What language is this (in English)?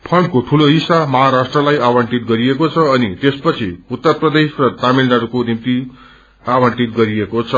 Nepali